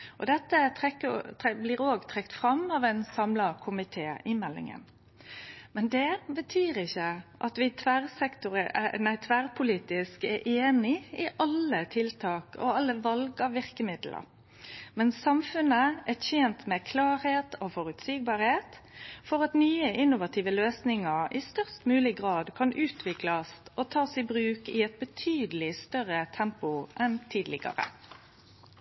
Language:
Norwegian Nynorsk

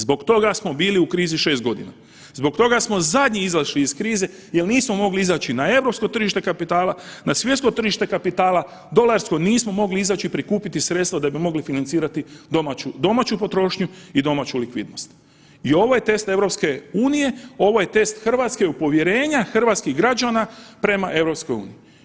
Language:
Croatian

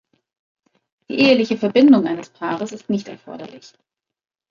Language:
German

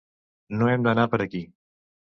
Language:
Catalan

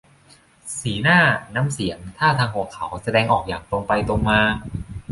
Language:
Thai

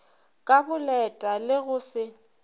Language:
Northern Sotho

